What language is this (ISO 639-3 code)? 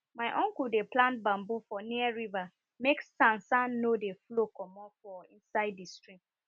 pcm